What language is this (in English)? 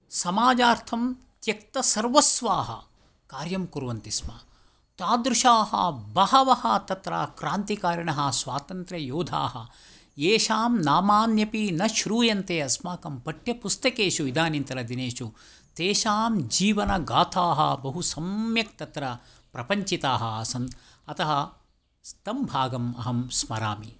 Sanskrit